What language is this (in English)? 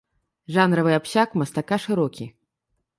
Belarusian